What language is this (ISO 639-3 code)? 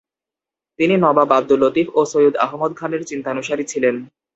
ben